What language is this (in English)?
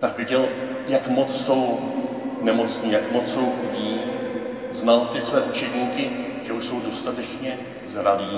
Czech